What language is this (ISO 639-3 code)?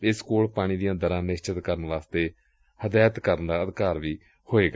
pan